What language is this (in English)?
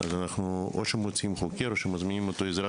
Hebrew